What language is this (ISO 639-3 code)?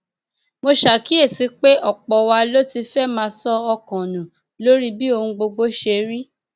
yor